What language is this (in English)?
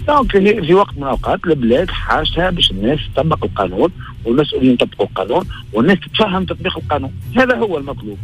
Arabic